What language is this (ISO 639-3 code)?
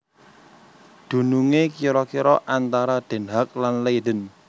jav